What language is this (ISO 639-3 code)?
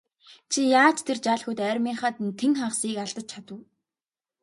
mon